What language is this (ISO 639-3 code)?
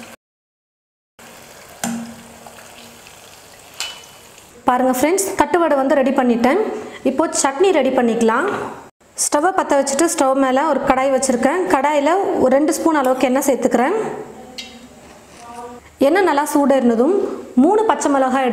tam